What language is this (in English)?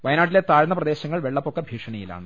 Malayalam